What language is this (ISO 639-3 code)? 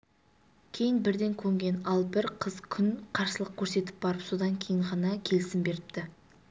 kaz